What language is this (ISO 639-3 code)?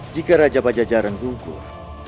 ind